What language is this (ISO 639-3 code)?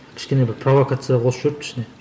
kaz